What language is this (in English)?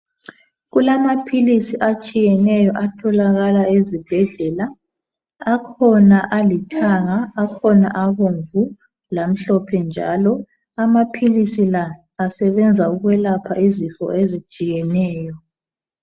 North Ndebele